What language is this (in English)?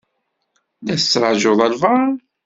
Kabyle